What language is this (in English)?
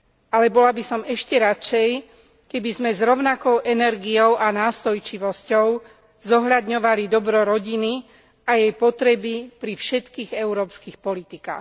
Slovak